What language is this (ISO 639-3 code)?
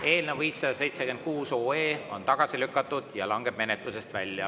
est